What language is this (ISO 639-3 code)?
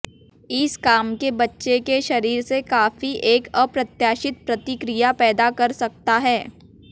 hin